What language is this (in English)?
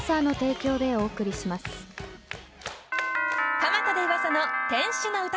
Japanese